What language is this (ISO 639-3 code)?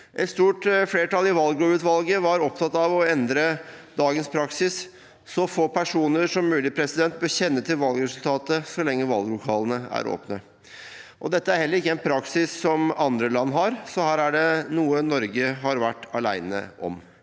nor